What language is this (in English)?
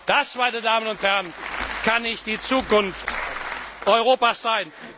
German